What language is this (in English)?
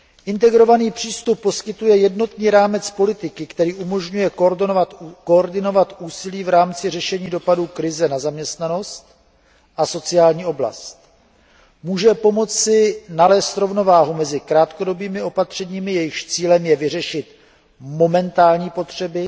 Czech